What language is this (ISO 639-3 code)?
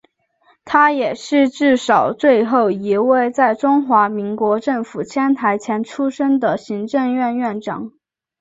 zho